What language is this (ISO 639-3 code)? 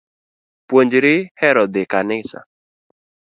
luo